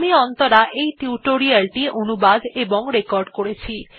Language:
Bangla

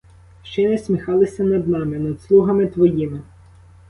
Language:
Ukrainian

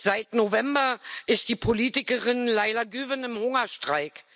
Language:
German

